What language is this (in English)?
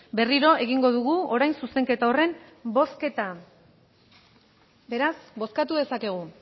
Basque